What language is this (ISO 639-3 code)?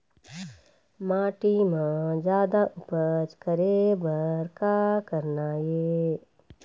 hne